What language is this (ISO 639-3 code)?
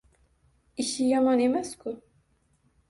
uzb